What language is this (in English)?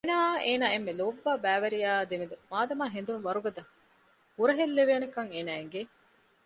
Divehi